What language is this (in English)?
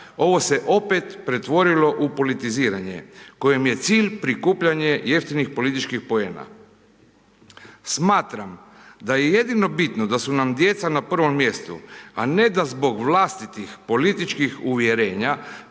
Croatian